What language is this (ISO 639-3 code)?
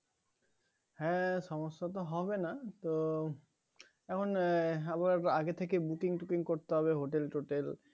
ben